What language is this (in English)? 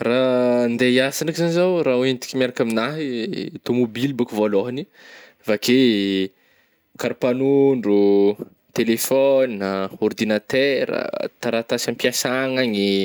Northern Betsimisaraka Malagasy